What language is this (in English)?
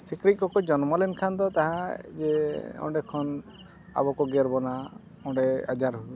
Santali